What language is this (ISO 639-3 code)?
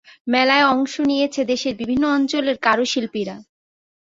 ben